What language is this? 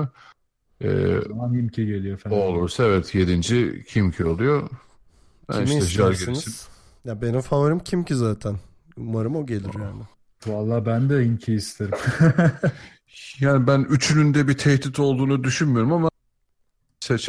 Turkish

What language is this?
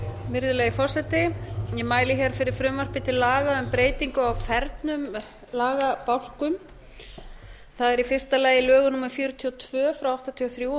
Icelandic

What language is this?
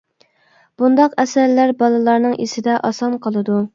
Uyghur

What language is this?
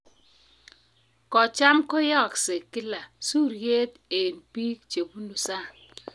Kalenjin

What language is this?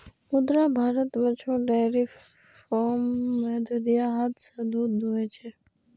Maithili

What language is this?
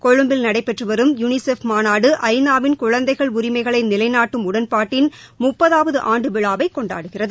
Tamil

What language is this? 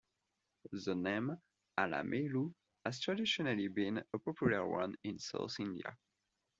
English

